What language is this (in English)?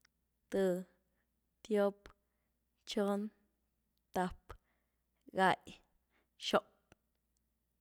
Güilá Zapotec